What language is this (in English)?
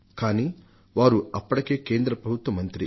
Telugu